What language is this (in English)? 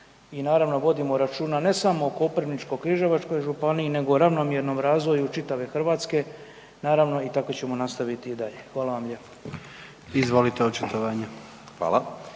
Croatian